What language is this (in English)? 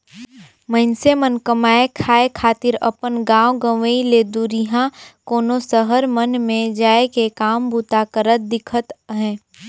Chhattisgarhi